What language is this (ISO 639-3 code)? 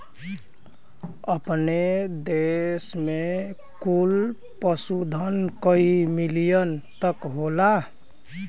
bho